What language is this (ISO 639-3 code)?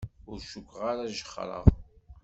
kab